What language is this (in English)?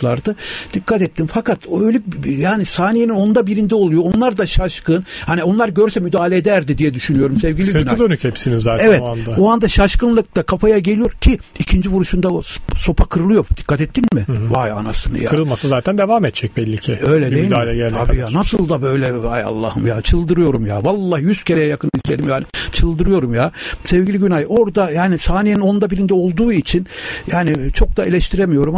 Turkish